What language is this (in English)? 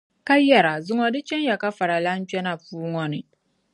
Dagbani